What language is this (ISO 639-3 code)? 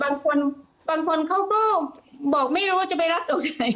tha